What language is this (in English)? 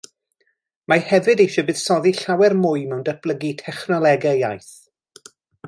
Welsh